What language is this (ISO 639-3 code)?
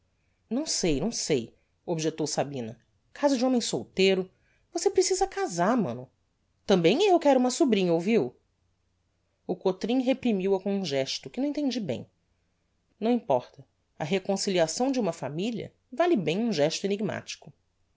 por